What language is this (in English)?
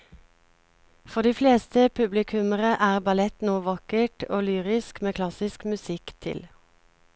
Norwegian